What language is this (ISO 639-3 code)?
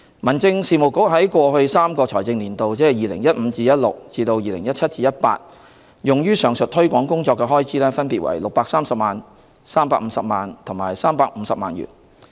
yue